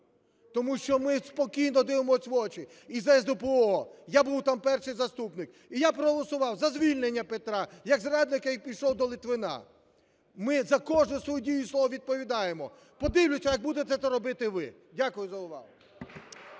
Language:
Ukrainian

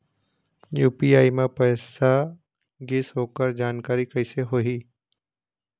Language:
Chhattisgarhi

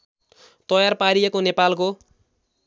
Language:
Nepali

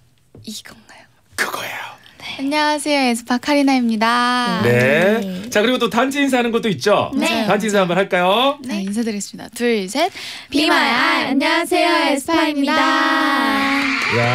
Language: Korean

